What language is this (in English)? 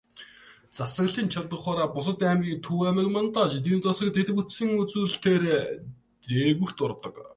Mongolian